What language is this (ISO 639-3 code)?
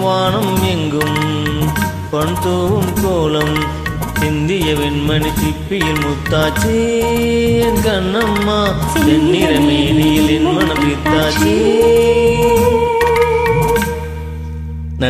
hin